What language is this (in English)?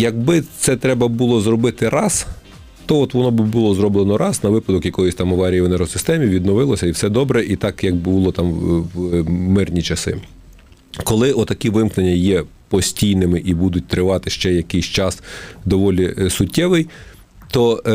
Ukrainian